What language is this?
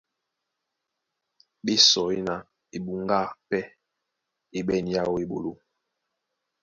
Duala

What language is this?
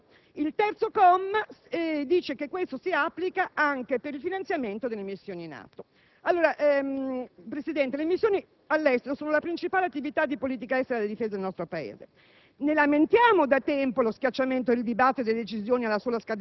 Italian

